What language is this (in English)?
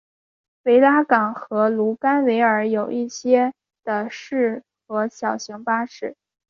Chinese